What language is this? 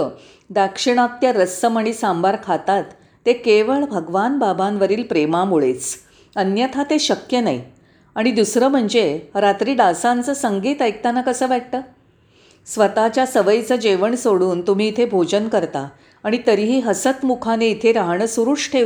Marathi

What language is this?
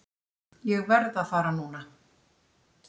Icelandic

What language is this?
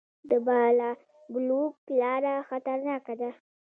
Pashto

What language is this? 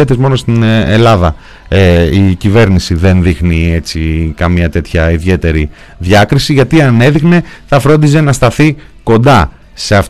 Greek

